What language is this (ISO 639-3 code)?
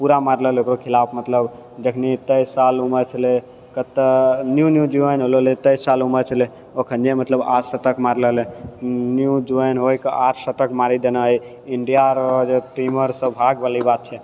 mai